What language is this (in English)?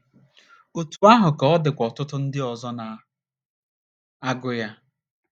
Igbo